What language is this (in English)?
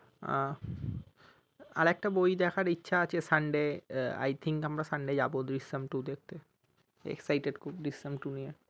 Bangla